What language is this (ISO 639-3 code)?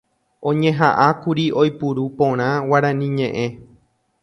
grn